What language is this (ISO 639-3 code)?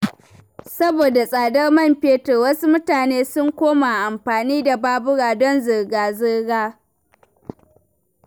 hau